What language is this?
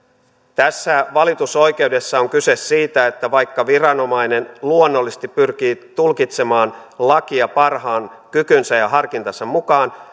Finnish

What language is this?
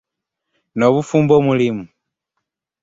Ganda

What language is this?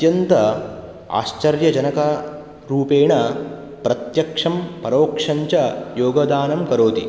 Sanskrit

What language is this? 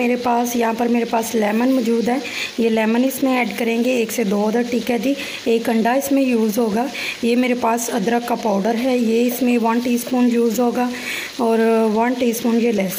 Hindi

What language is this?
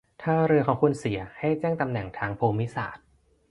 Thai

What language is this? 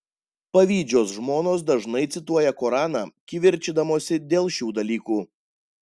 Lithuanian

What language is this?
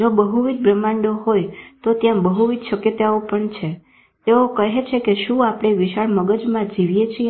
Gujarati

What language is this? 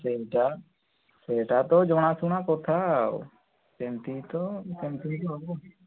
Odia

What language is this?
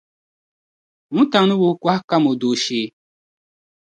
Dagbani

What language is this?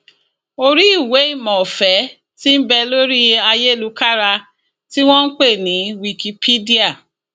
Yoruba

